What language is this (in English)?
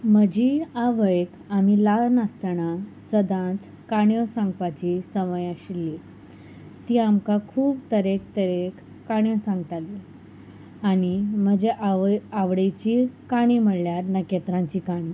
Konkani